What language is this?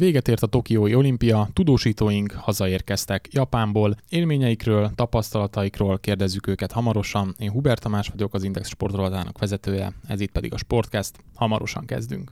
Hungarian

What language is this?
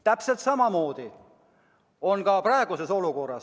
Estonian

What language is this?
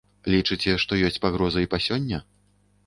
Belarusian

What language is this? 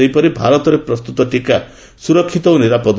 Odia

